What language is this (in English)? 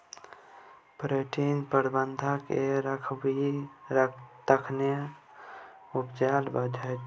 Maithili